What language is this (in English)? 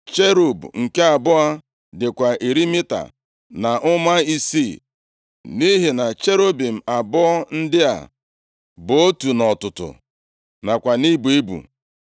Igbo